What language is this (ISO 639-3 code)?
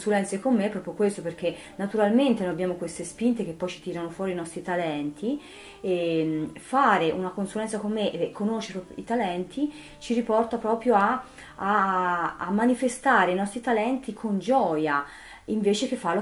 ita